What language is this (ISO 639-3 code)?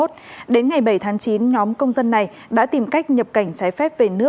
vie